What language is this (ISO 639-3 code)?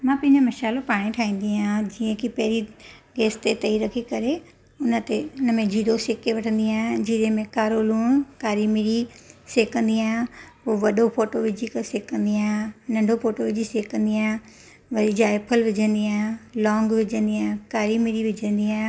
snd